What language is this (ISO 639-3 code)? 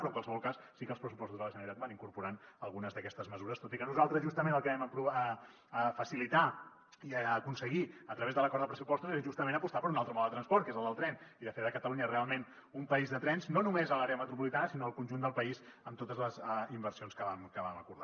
cat